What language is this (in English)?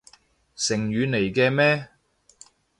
Cantonese